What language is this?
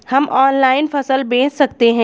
Hindi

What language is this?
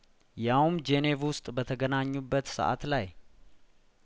Amharic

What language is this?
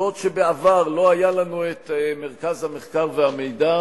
Hebrew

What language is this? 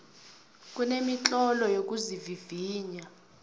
South Ndebele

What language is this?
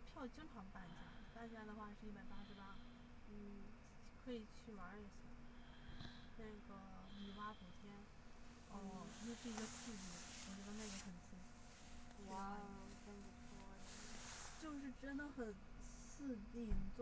Chinese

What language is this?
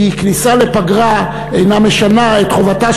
Hebrew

